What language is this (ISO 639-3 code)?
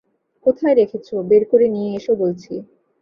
ben